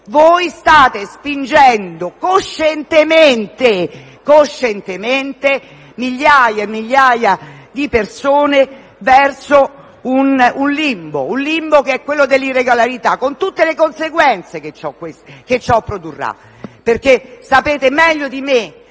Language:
Italian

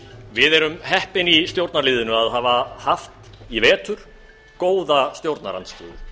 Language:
Icelandic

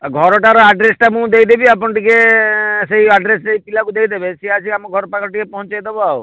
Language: Odia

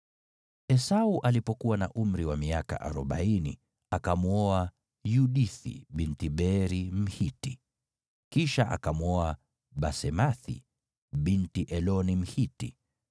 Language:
Swahili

